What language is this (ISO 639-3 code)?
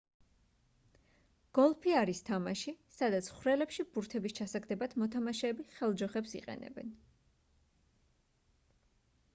kat